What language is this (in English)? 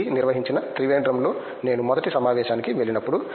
Telugu